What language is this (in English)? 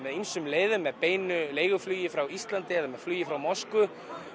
Icelandic